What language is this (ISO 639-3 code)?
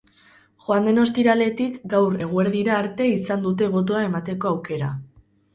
eus